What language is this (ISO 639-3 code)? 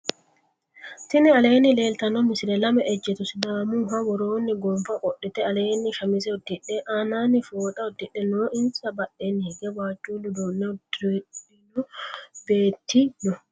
sid